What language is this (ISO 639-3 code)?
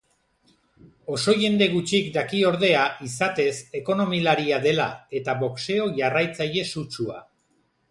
eus